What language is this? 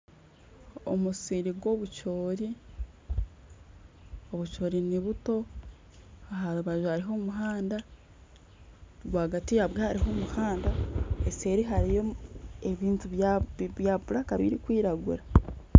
Nyankole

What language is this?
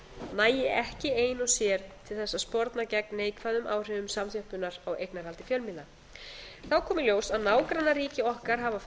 Icelandic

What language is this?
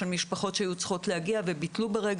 Hebrew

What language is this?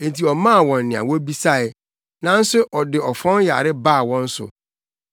Akan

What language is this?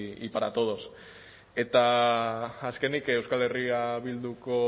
Basque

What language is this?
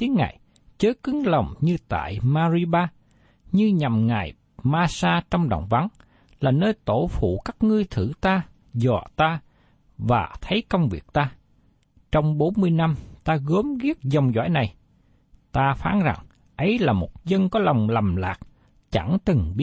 Vietnamese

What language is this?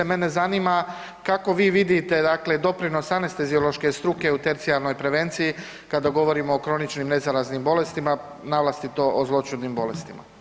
Croatian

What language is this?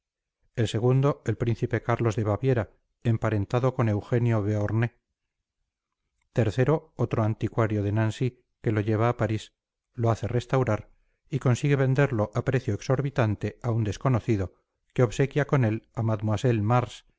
Spanish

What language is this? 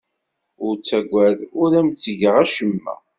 Kabyle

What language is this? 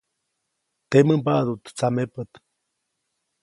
Copainalá Zoque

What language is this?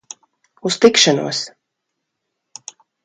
Latvian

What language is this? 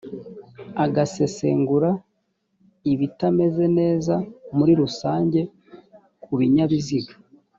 Kinyarwanda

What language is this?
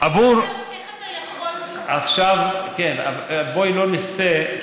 Hebrew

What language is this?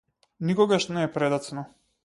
Macedonian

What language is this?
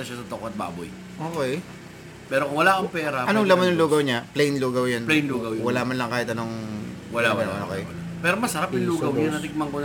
Filipino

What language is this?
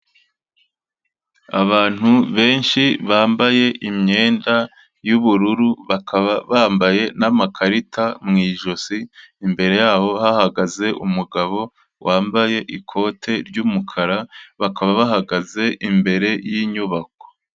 Kinyarwanda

